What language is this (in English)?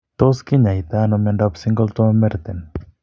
Kalenjin